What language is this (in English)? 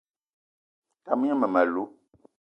Eton (Cameroon)